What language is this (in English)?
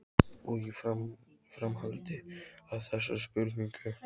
Icelandic